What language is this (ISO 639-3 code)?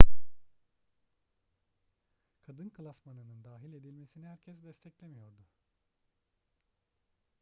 tur